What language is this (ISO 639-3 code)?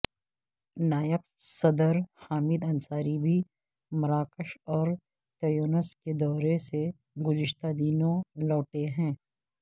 urd